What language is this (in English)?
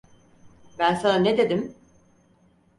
Turkish